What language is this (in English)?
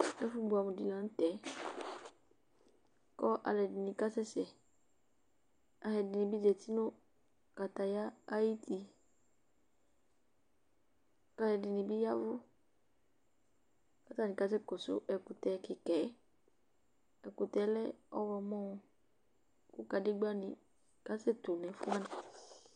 Ikposo